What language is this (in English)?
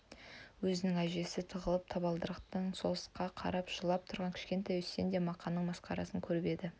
Kazakh